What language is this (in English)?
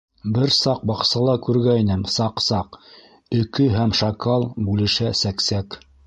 Bashkir